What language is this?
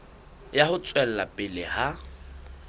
Southern Sotho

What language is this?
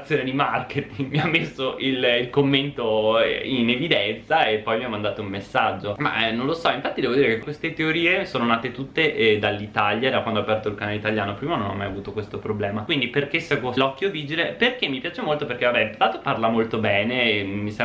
Italian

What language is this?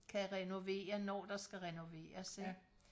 Danish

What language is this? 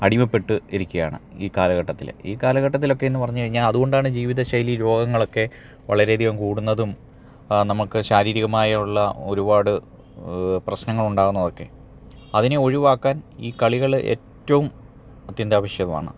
Malayalam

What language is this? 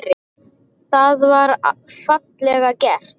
Icelandic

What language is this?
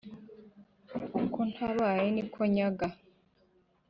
Kinyarwanda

